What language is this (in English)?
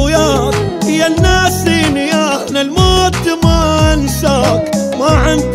Arabic